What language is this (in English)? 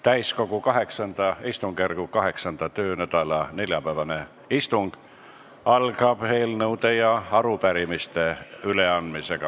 Estonian